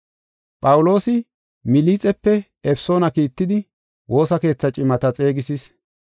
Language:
Gofa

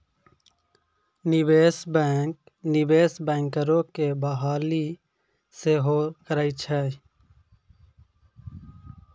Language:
Maithili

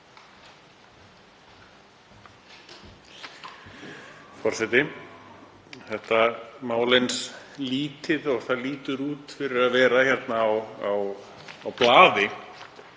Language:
Icelandic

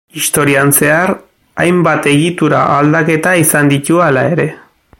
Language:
Basque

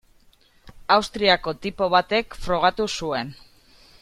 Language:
Basque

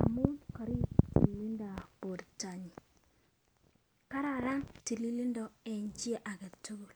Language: Kalenjin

